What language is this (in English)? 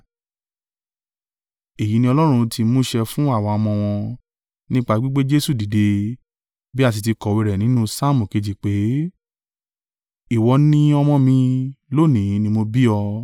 Yoruba